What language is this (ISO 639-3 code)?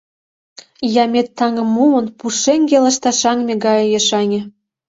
chm